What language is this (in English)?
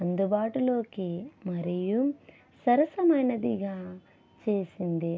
Telugu